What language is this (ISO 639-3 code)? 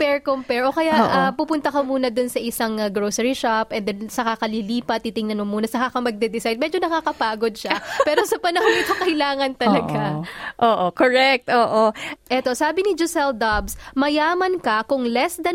fil